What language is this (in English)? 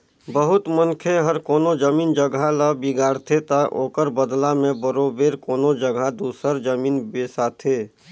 Chhattisgarhi